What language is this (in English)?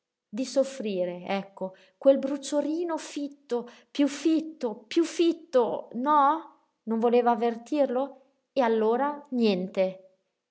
Italian